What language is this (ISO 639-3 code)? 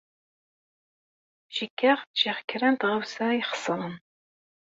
kab